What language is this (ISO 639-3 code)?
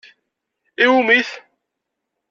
kab